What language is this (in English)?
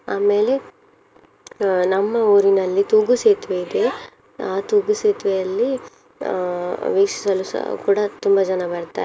Kannada